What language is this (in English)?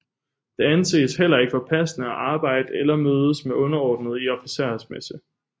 Danish